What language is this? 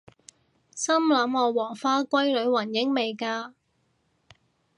Cantonese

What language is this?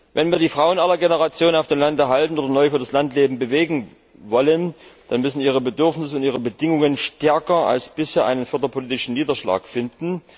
German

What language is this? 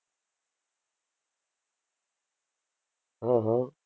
Gujarati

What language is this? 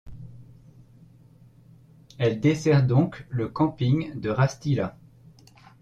French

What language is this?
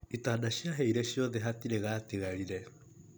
Kikuyu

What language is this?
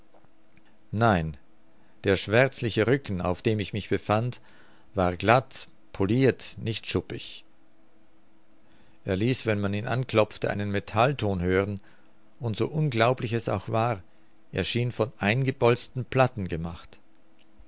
German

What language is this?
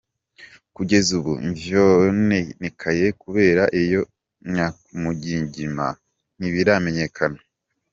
Kinyarwanda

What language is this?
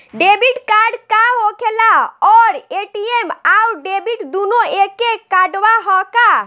Bhojpuri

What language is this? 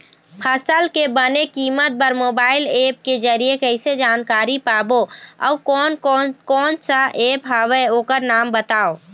Chhattisgarhi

